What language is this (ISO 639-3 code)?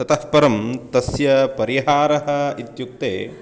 san